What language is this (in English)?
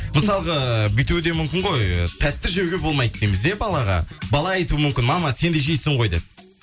Kazakh